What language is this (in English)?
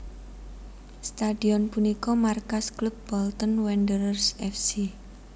Javanese